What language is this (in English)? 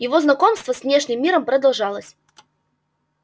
Russian